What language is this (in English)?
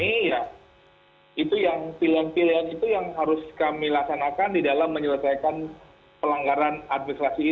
Indonesian